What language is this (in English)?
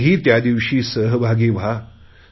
Marathi